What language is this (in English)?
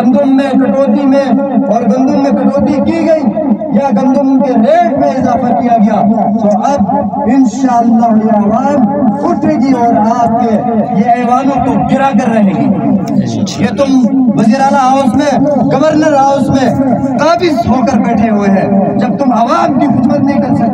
Turkish